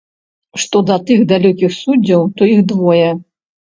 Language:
Belarusian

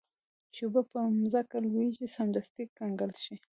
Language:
Pashto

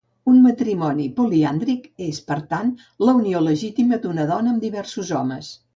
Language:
Catalan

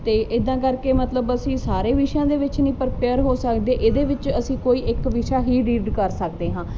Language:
Punjabi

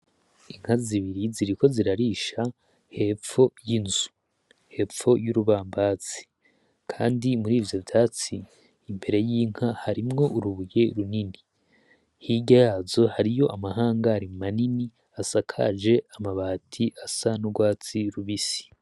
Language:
Rundi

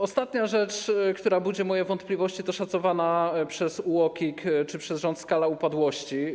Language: Polish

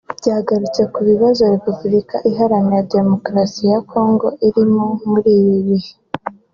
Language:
Kinyarwanda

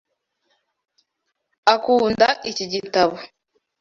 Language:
Kinyarwanda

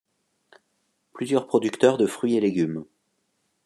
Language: French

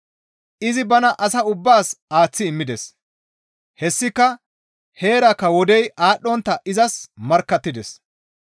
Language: Gamo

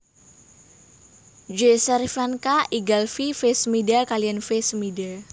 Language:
Javanese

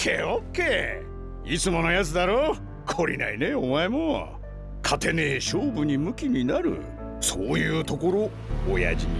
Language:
Japanese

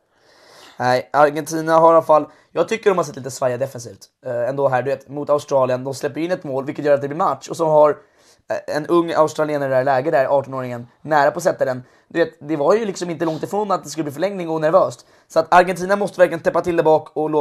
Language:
Swedish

